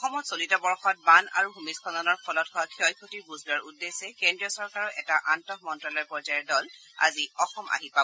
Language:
Assamese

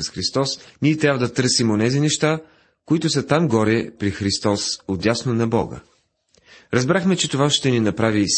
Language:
Bulgarian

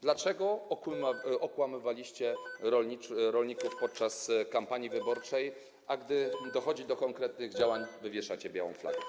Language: Polish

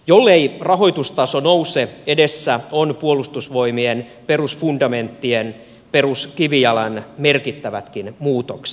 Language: Finnish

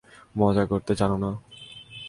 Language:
Bangla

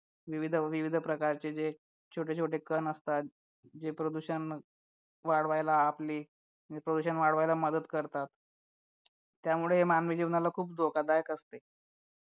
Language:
Marathi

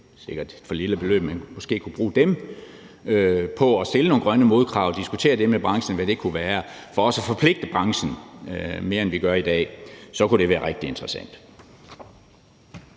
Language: Danish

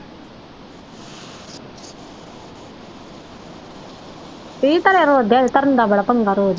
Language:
Punjabi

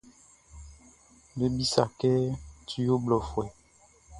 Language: Baoulé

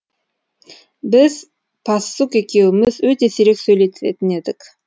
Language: Kazakh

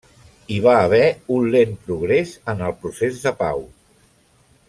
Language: Catalan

